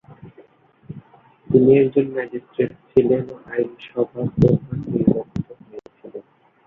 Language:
Bangla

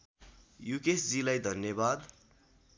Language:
Nepali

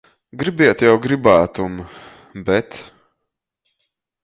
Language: Latgalian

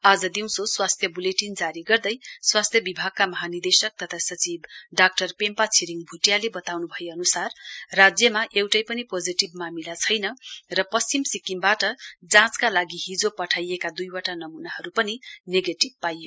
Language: Nepali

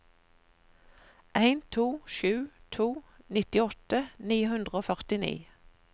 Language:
Norwegian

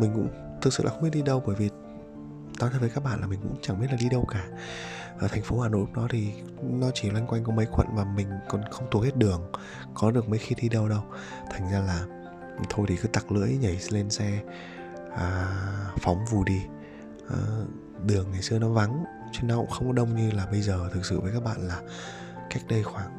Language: Vietnamese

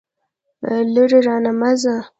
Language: Pashto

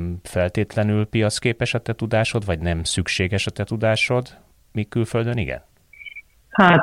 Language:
Hungarian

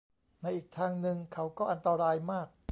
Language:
Thai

